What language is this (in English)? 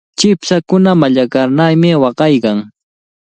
Cajatambo North Lima Quechua